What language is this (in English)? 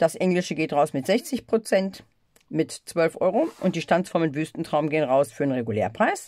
German